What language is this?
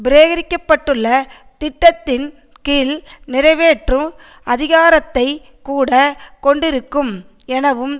Tamil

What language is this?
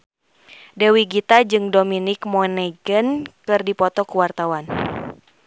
Sundanese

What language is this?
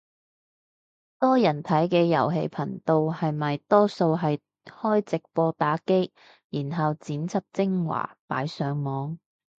Cantonese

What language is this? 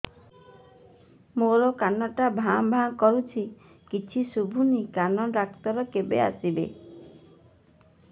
Odia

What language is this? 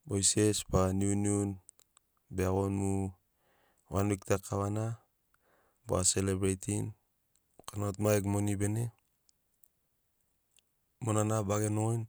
Sinaugoro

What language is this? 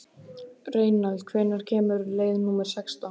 Icelandic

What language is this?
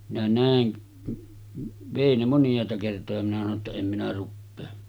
Finnish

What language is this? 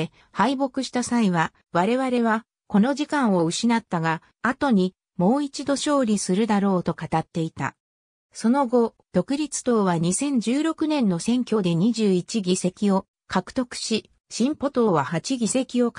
Japanese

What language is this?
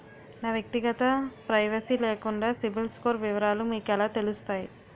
Telugu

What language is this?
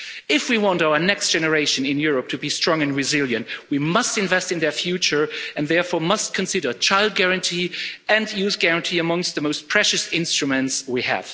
English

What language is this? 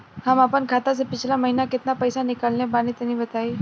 Bhojpuri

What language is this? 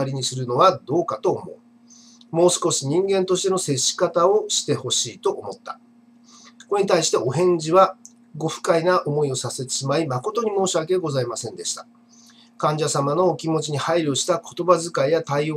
Japanese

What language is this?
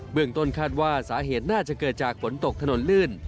Thai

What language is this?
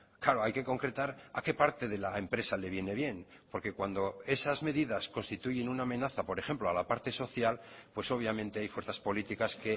Spanish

